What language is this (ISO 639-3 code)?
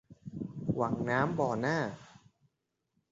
tha